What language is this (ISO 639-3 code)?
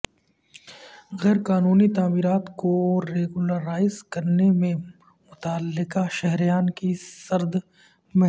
urd